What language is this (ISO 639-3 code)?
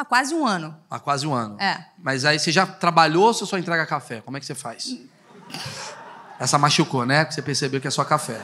por